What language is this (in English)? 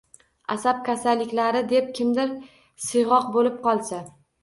Uzbek